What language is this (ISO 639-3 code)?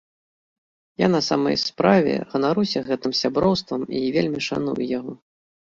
bel